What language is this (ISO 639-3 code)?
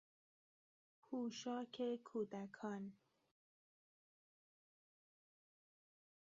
fas